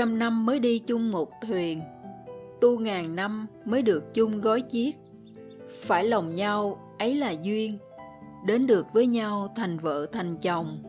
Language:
Vietnamese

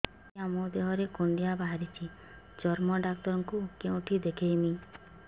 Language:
Odia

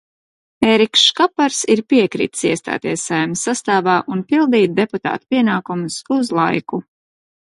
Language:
Latvian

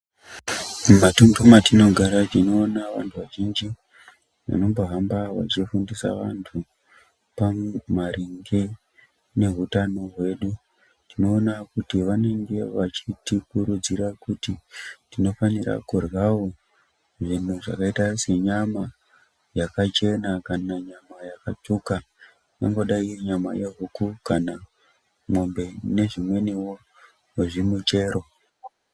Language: Ndau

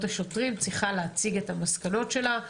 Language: Hebrew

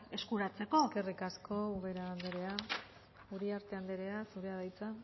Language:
Basque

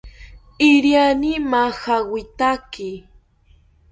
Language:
South Ucayali Ashéninka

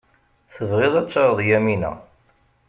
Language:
Kabyle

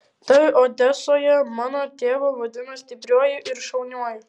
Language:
Lithuanian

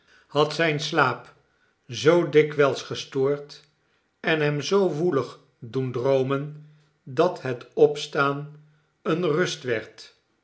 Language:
Dutch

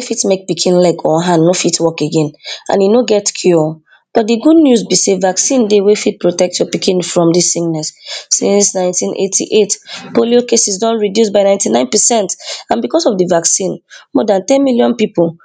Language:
Nigerian Pidgin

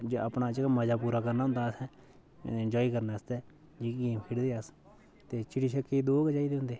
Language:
Dogri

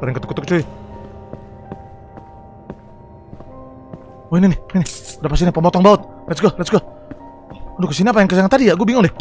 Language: Indonesian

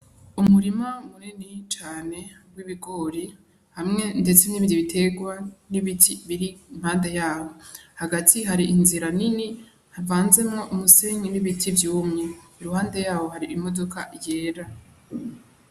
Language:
Rundi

